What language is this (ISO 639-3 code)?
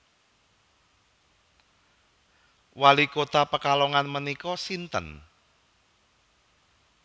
jav